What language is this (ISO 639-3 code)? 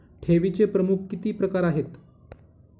mar